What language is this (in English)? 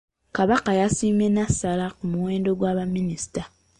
Ganda